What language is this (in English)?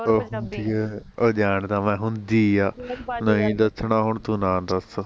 Punjabi